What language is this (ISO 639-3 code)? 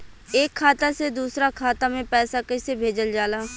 bho